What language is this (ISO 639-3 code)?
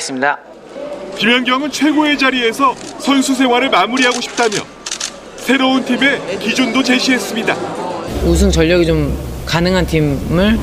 kor